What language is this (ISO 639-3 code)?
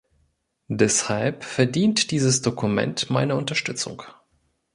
deu